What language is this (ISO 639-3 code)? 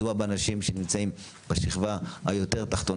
heb